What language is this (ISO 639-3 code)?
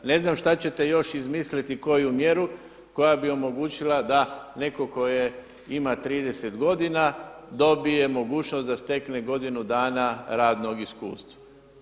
hrv